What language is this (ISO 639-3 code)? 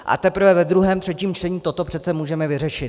ces